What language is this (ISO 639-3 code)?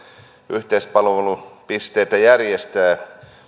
fin